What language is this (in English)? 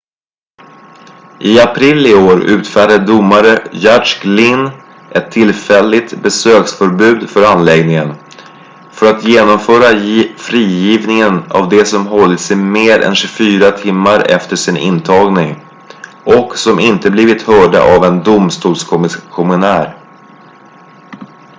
Swedish